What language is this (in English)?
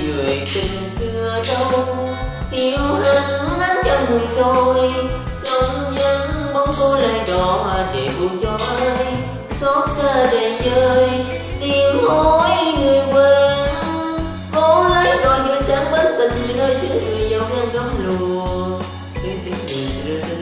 Vietnamese